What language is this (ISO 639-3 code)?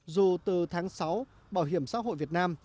vie